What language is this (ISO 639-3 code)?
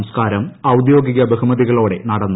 mal